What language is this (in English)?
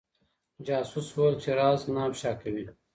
Pashto